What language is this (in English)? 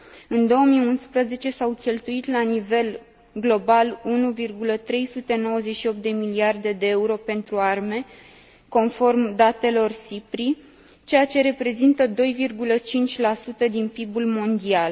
Romanian